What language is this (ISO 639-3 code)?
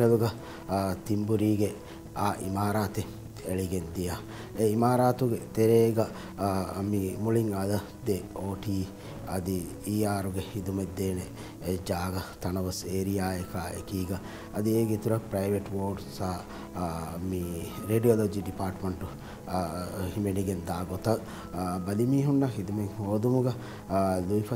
hin